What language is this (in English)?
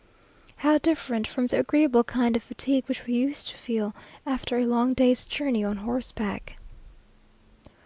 English